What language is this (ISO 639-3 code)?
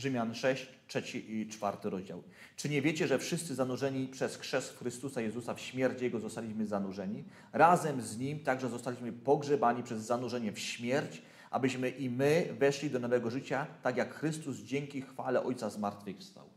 pol